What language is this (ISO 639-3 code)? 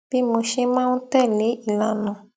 yor